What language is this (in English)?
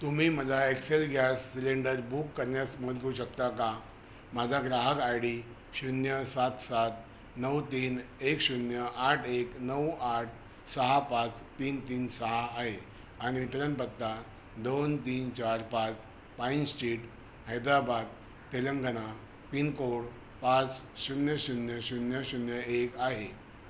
Marathi